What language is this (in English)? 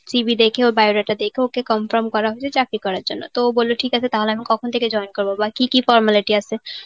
Bangla